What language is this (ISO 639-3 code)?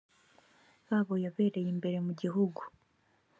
kin